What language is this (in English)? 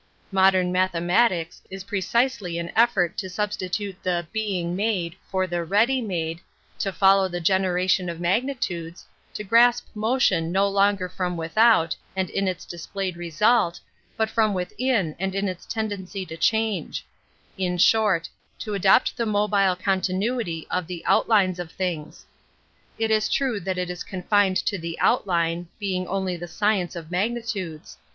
English